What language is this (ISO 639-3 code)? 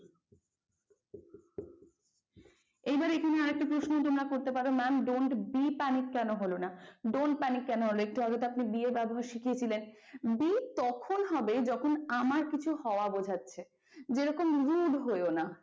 ben